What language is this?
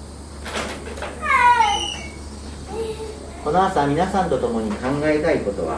Japanese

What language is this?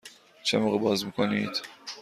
Persian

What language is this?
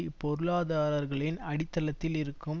Tamil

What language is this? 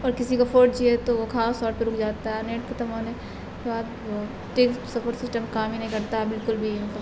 Urdu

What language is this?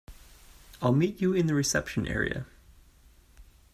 English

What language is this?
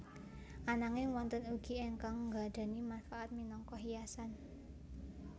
Javanese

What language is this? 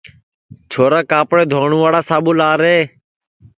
Sansi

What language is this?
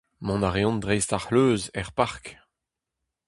Breton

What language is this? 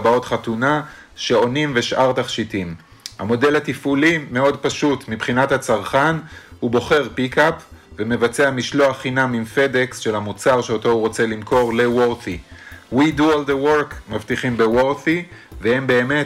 Hebrew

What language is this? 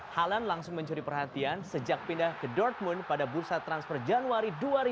Indonesian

